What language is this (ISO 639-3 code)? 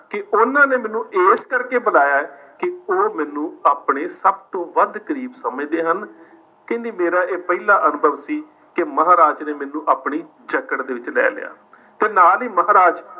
pan